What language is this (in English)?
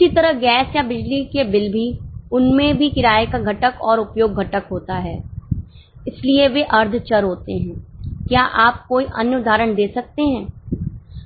Hindi